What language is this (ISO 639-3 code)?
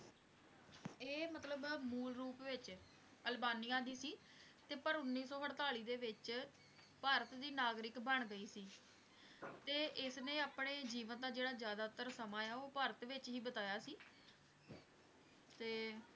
pan